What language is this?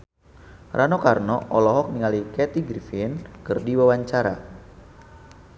Sundanese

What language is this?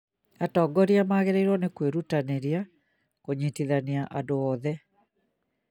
Kikuyu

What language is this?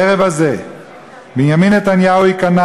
Hebrew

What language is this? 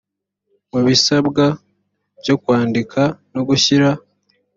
Kinyarwanda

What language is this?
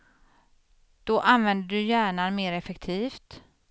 Swedish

